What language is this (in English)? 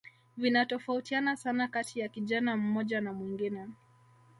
Swahili